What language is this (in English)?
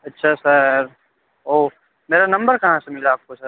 Urdu